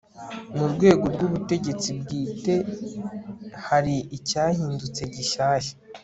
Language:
Kinyarwanda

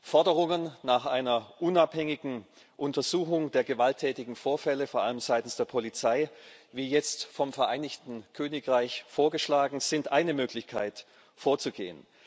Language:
German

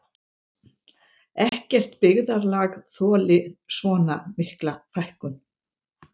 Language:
Icelandic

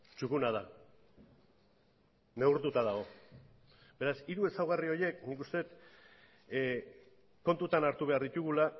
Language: Basque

